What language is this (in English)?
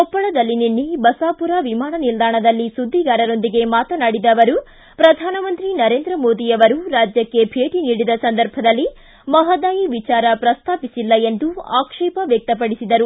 Kannada